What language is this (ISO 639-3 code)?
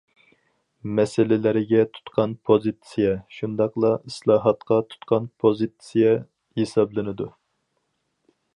uig